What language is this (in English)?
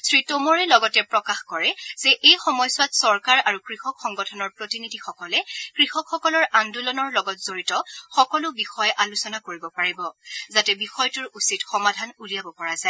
Assamese